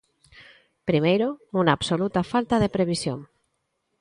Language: Galician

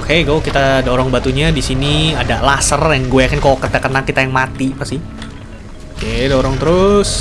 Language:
Indonesian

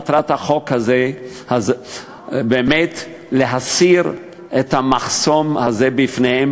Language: Hebrew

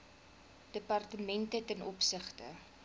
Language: Afrikaans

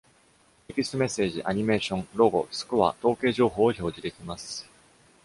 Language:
Japanese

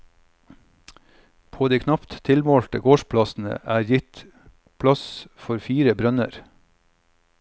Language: Norwegian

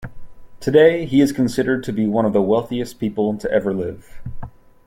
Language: English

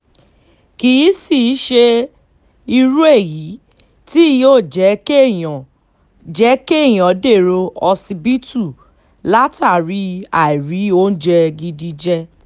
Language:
Yoruba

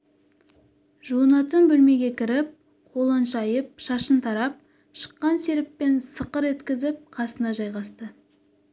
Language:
Kazakh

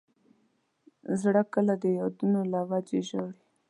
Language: Pashto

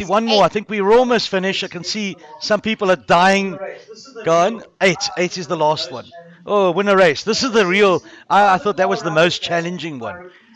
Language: English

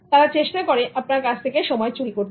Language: Bangla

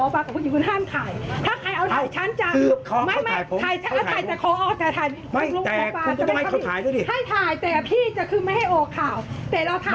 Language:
Thai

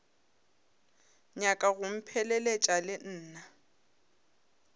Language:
Northern Sotho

